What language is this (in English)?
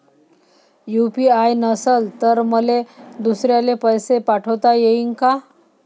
Marathi